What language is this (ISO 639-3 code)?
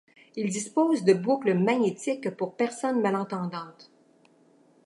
fra